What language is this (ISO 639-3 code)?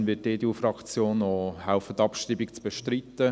gsw